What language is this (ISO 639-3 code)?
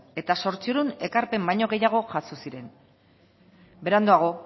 eus